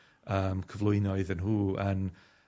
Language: Welsh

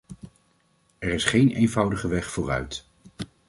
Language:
Dutch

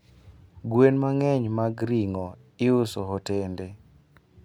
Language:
Luo (Kenya and Tanzania)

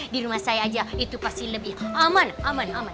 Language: Indonesian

